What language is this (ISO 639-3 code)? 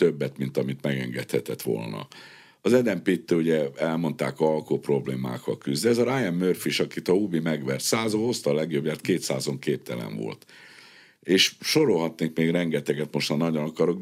hun